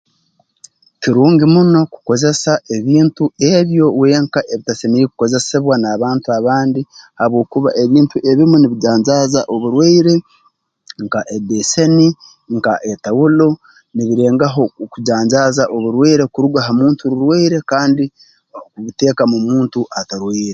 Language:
Tooro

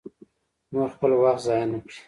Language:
Pashto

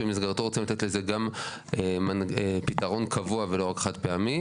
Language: Hebrew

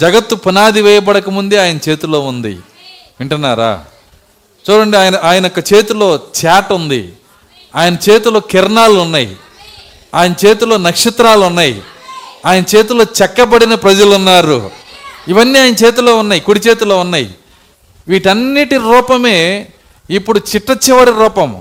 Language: Telugu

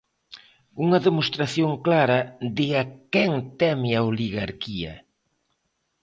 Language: Galician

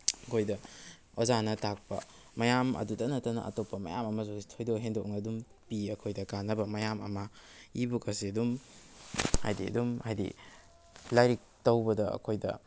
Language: Manipuri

